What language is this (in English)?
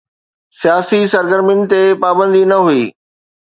Sindhi